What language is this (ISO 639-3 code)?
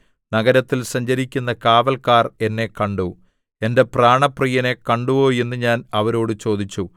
mal